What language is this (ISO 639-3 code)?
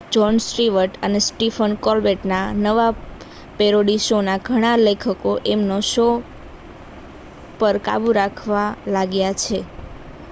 guj